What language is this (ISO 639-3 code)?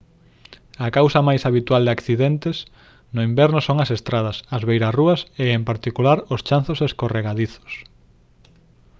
glg